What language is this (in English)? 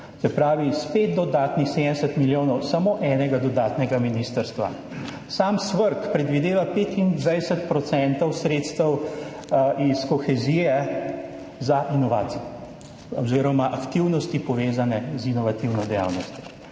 Slovenian